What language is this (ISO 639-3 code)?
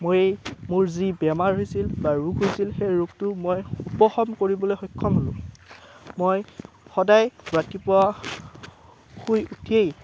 asm